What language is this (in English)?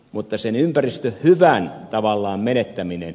Finnish